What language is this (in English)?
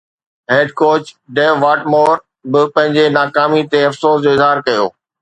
Sindhi